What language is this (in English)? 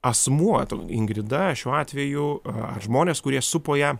Lithuanian